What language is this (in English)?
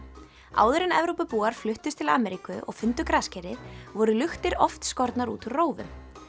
Icelandic